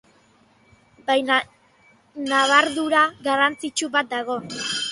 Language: Basque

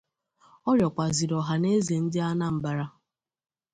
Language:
Igbo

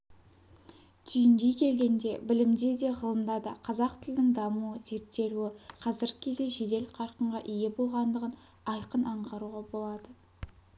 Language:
Kazakh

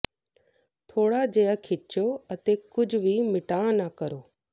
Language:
Punjabi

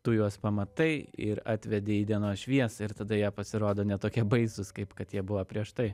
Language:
Lithuanian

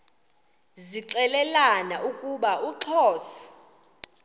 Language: Xhosa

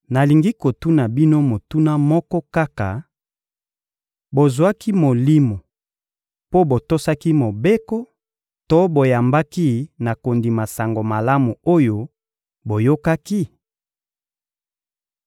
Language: Lingala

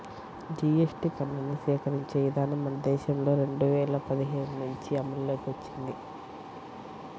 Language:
Telugu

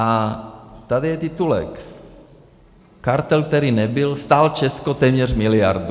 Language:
Czech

